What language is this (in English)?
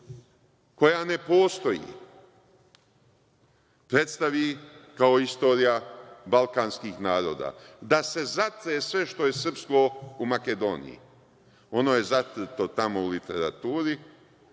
Serbian